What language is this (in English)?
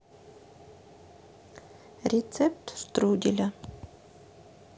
Russian